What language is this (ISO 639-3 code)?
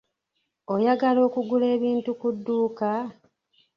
lug